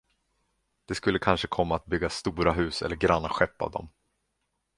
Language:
Swedish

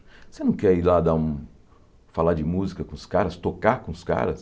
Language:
Portuguese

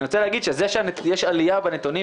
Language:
Hebrew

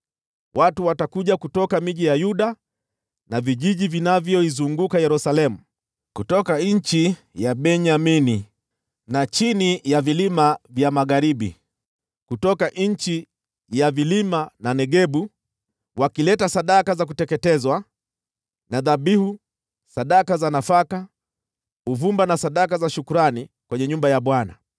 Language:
Swahili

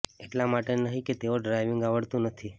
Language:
Gujarati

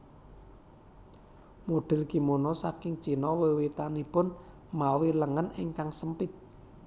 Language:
Javanese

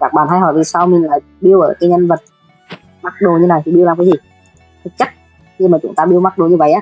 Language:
Vietnamese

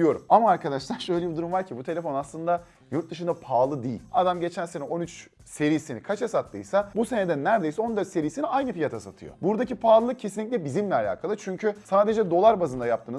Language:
Turkish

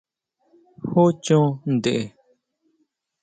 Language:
Huautla Mazatec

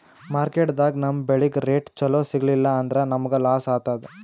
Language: Kannada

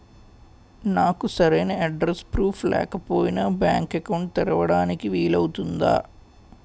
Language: Telugu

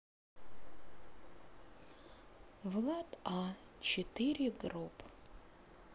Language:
Russian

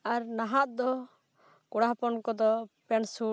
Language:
Santali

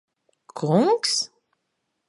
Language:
Latvian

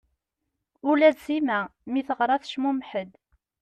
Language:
Kabyle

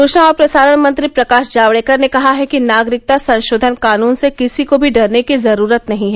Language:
Hindi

